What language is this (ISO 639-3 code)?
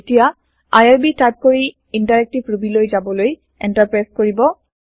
asm